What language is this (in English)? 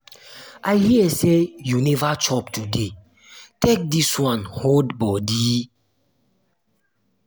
Nigerian Pidgin